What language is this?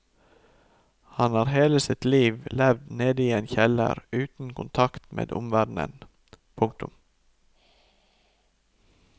Norwegian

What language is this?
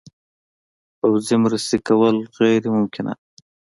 Pashto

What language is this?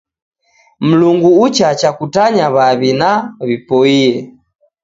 Taita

